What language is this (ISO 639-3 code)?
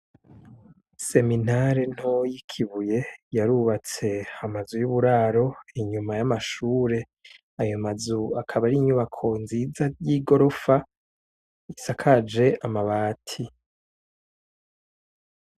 run